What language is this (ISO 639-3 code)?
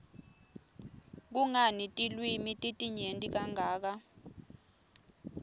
ssw